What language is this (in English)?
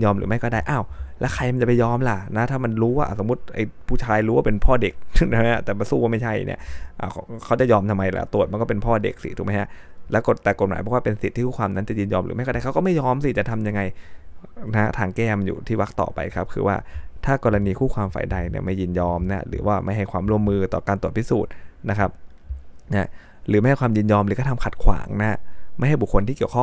Thai